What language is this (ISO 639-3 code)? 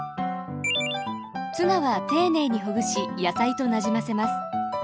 jpn